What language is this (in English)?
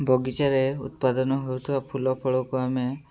Odia